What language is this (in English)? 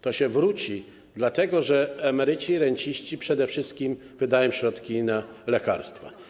Polish